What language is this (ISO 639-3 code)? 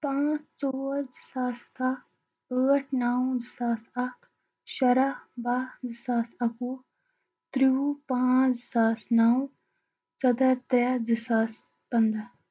kas